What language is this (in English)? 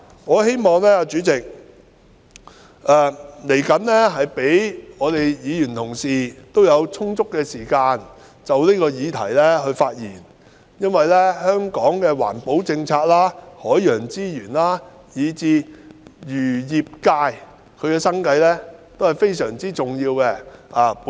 Cantonese